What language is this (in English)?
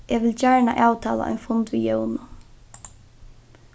Faroese